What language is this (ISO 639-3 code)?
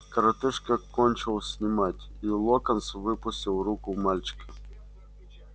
rus